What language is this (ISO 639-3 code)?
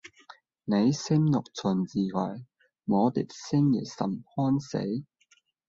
yue